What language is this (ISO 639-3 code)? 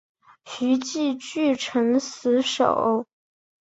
zho